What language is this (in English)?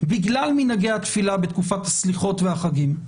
Hebrew